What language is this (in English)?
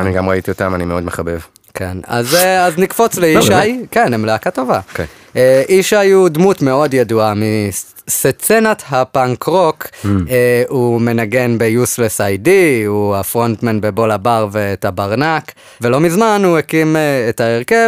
Hebrew